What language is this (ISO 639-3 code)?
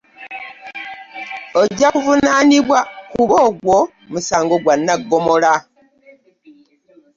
lug